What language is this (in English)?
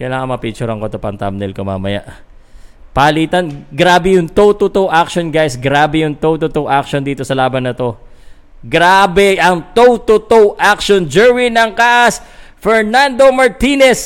Filipino